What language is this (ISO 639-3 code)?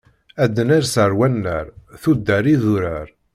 kab